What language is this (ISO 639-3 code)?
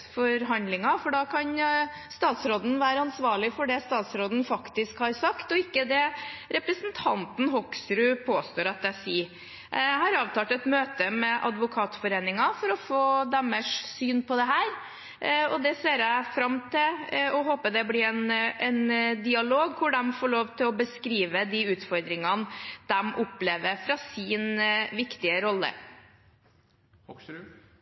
nob